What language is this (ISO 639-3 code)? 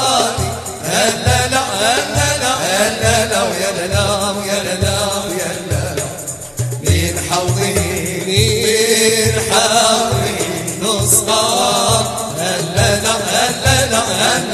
nld